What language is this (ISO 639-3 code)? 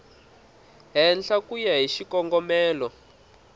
tso